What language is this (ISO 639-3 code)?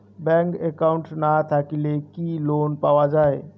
ben